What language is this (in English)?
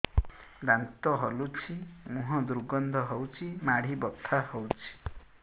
Odia